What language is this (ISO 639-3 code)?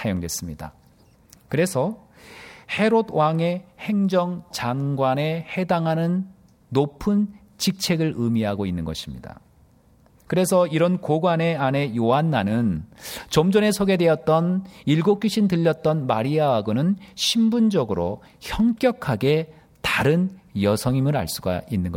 kor